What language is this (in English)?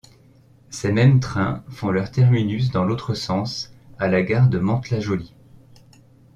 French